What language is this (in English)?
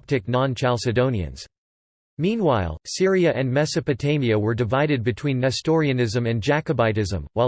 English